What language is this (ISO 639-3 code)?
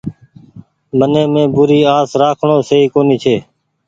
gig